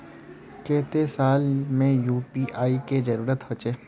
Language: Magahi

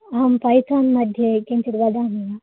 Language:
Sanskrit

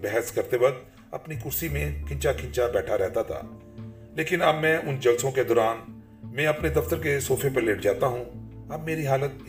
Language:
Urdu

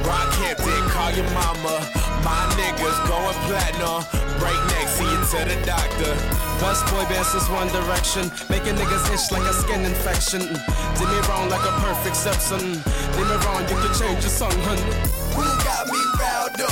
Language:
Dutch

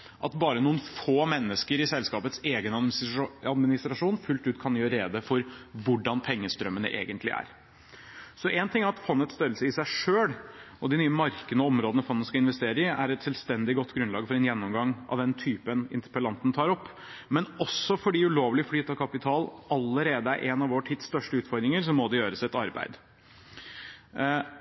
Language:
Norwegian Bokmål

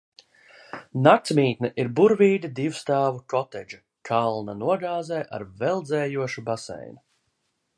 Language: Latvian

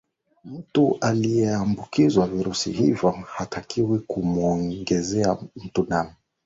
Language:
Swahili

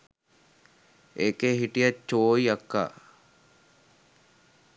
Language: Sinhala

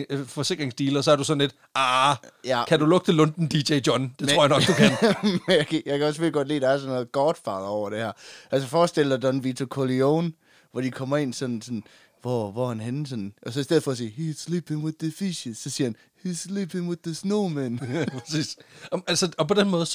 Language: Danish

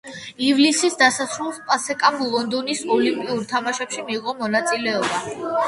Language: Georgian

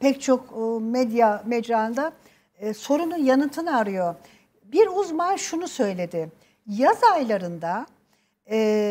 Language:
Turkish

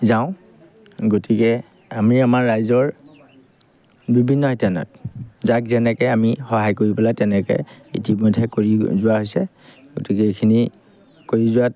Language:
Assamese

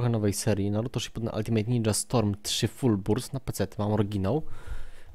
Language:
Polish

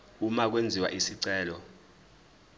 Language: Zulu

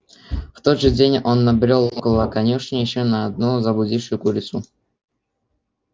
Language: Russian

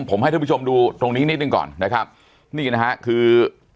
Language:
Thai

